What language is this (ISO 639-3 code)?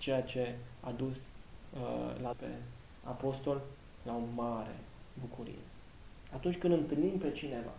ron